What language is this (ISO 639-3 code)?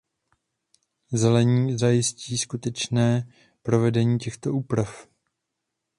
ces